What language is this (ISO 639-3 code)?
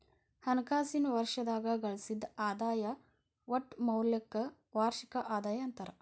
kan